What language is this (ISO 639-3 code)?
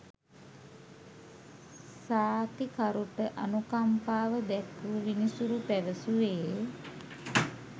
sin